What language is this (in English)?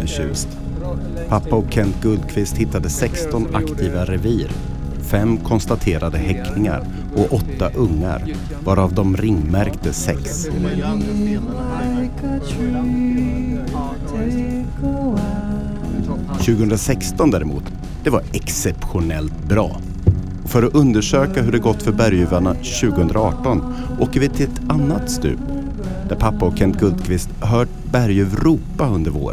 Swedish